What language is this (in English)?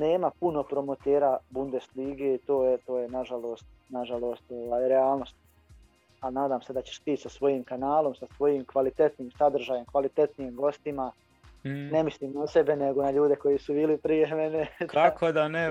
Croatian